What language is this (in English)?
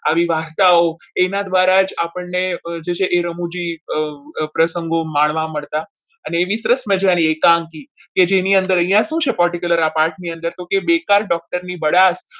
Gujarati